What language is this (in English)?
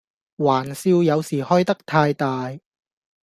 Cantonese